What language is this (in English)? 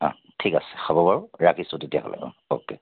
Assamese